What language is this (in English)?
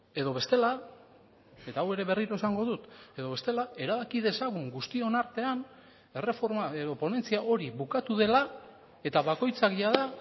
Basque